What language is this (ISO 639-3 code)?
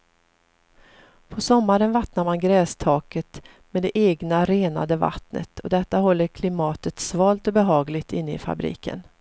swe